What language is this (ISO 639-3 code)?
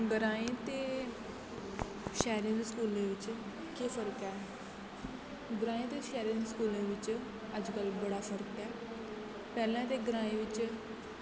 doi